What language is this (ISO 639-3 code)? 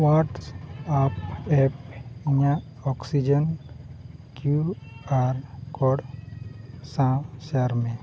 sat